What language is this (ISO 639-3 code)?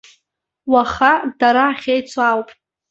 abk